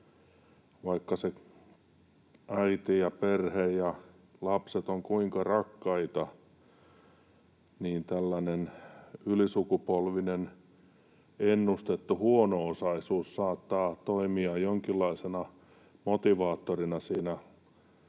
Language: Finnish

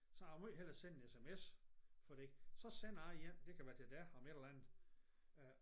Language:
Danish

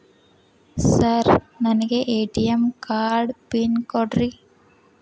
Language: Kannada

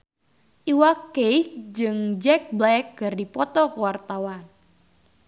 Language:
Sundanese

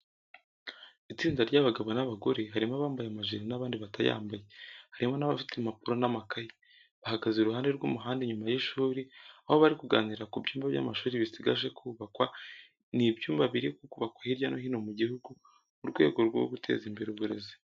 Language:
Kinyarwanda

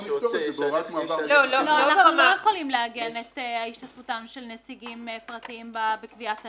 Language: Hebrew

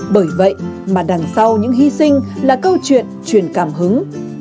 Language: Vietnamese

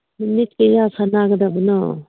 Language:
Manipuri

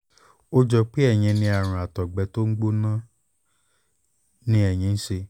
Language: Yoruba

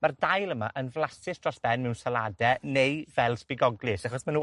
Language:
Welsh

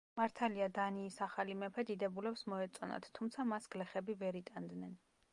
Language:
Georgian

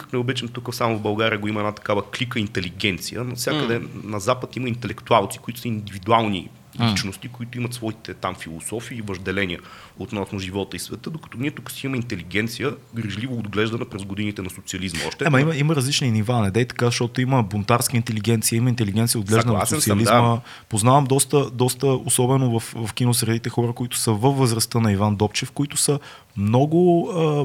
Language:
Bulgarian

